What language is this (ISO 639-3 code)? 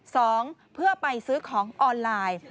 tha